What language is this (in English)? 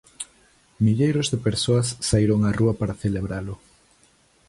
Galician